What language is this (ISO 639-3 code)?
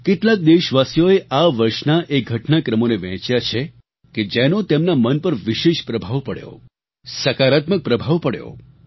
guj